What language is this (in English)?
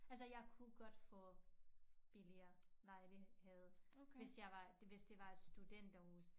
Danish